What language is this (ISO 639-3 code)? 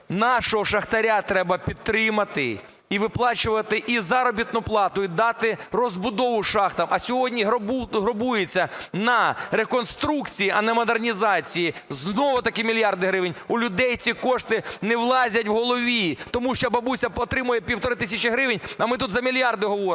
ukr